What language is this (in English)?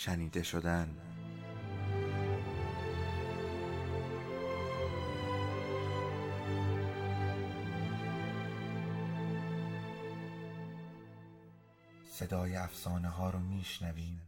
Persian